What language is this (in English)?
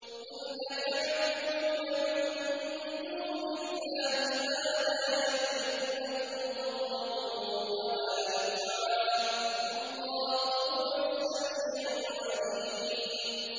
Arabic